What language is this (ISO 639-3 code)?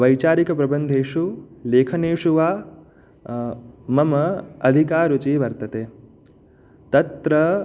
san